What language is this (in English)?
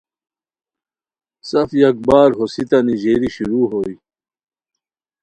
Khowar